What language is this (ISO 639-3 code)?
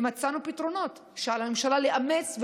heb